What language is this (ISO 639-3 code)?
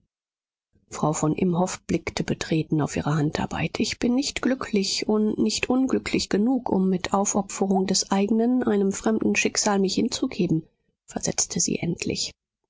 deu